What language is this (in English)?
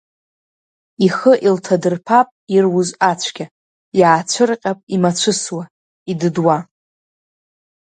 Abkhazian